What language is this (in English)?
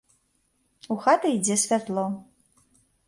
Belarusian